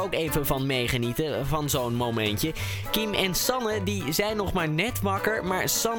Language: Dutch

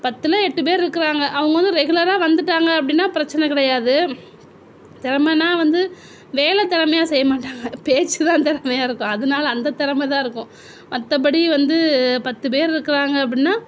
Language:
Tamil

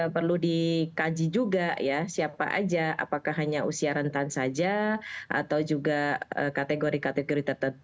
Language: Indonesian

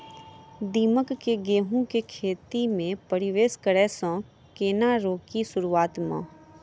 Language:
Maithili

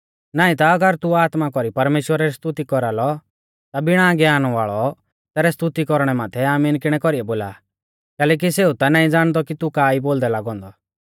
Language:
Mahasu Pahari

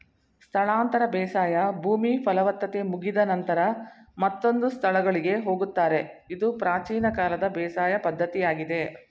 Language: Kannada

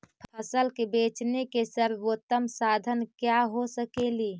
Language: Magahi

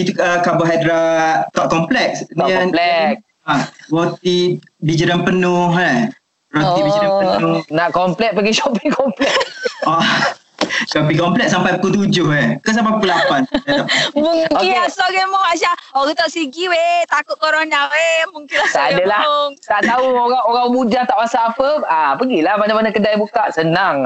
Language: Malay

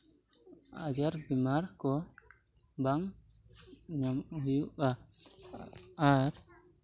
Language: Santali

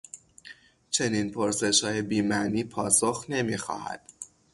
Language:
Persian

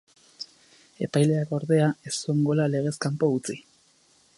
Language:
Basque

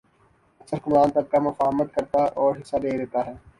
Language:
Urdu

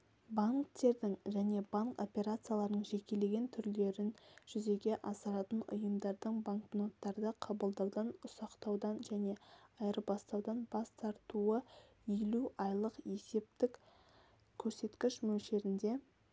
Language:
Kazakh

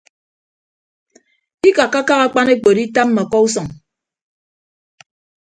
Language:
Ibibio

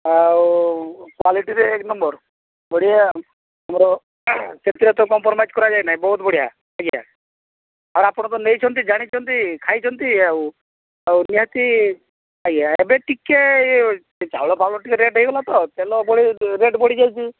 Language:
Odia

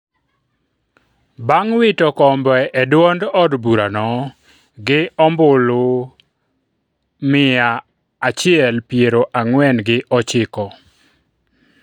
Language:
Luo (Kenya and Tanzania)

